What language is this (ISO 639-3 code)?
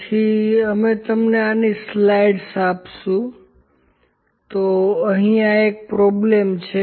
guj